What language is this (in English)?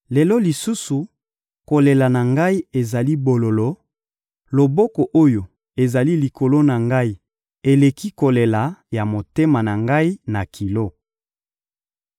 Lingala